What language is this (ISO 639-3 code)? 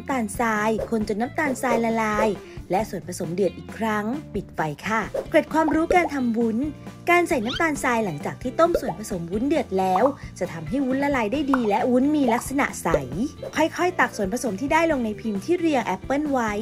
tha